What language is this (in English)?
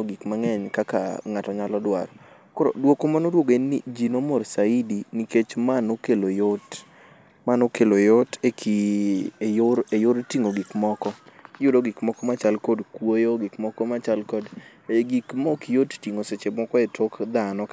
Luo (Kenya and Tanzania)